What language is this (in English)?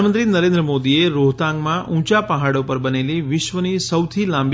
Gujarati